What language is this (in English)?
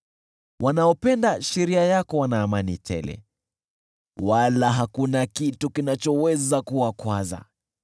Swahili